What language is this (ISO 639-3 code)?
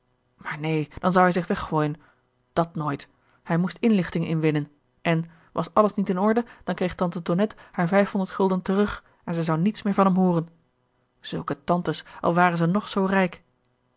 nld